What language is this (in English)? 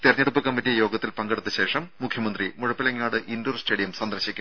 Malayalam